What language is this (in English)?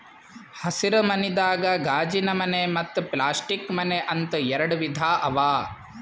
Kannada